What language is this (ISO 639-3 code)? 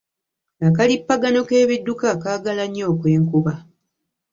lug